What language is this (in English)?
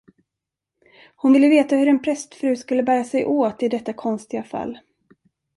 Swedish